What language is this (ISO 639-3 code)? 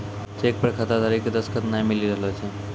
mai